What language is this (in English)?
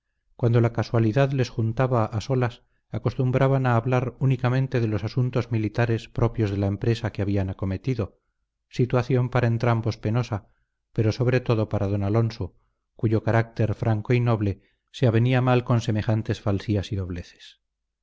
Spanish